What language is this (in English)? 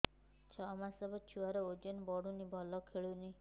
Odia